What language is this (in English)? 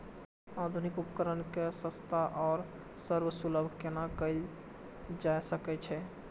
Maithili